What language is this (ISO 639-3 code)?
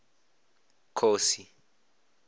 ven